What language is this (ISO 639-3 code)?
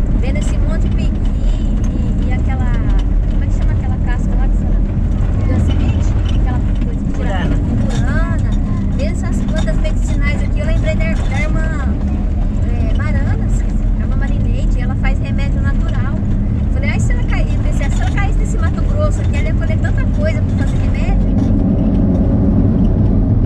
por